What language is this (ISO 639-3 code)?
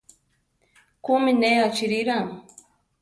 tar